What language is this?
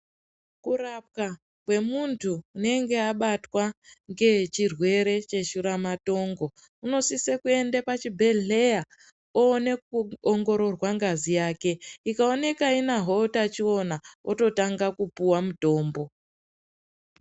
Ndau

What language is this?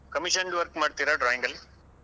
Kannada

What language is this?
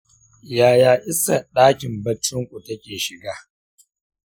Hausa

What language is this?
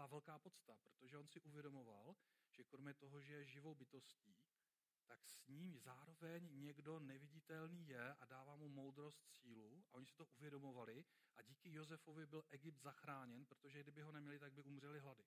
Czech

